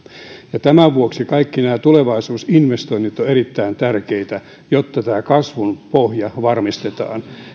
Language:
Finnish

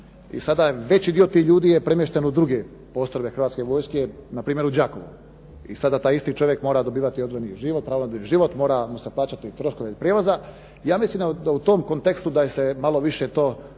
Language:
Croatian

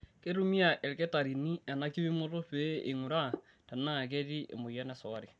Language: Masai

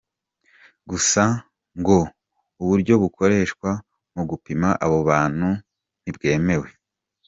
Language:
Kinyarwanda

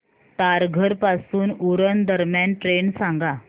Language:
Marathi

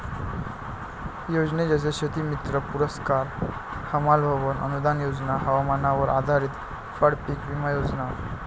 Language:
Marathi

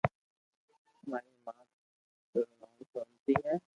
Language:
Loarki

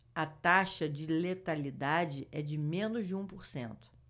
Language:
Portuguese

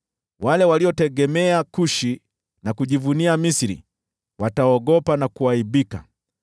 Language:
Swahili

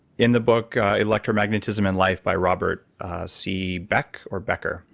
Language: English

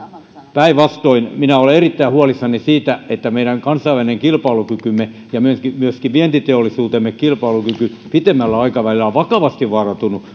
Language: Finnish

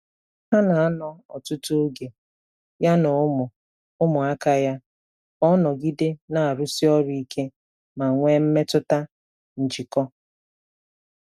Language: Igbo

